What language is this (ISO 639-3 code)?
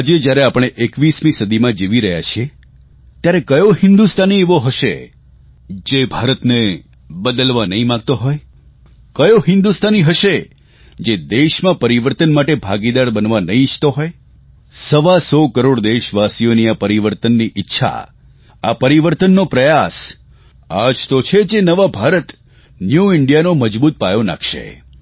guj